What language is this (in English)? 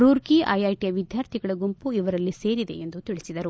Kannada